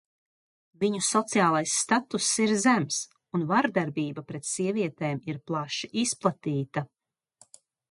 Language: Latvian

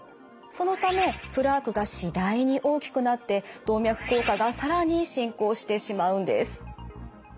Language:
Japanese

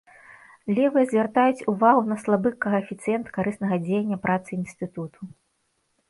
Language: Belarusian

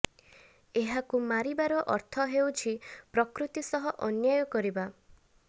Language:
Odia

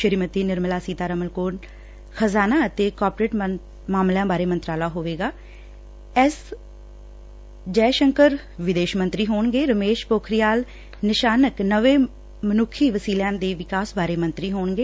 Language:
Punjabi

